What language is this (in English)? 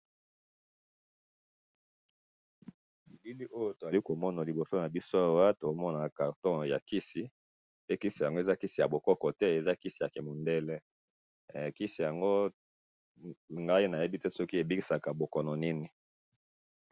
Lingala